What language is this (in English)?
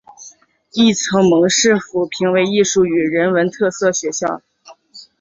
Chinese